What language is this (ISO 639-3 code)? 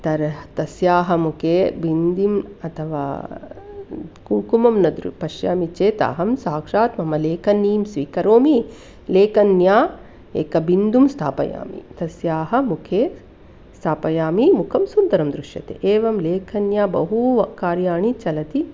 san